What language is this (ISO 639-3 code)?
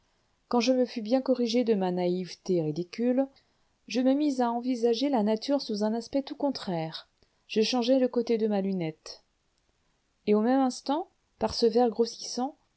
fra